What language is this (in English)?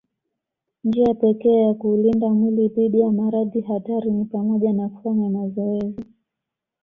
Swahili